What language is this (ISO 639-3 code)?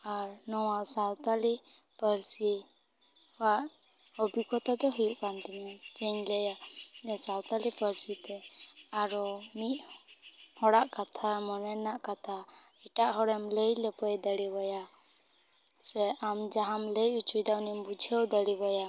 sat